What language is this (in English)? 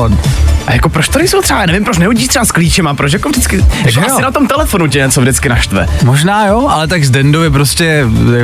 Czech